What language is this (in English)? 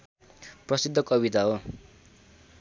Nepali